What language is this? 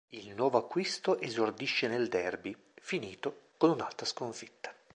Italian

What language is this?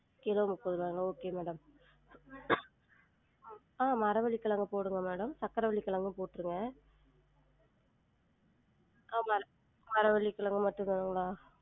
Tamil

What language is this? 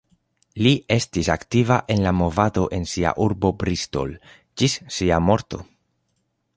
Esperanto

